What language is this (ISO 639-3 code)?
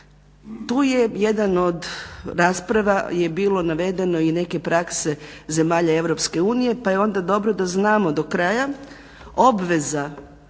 hrv